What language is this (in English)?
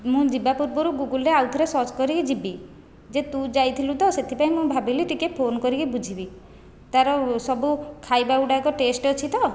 Odia